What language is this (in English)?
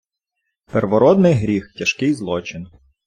Ukrainian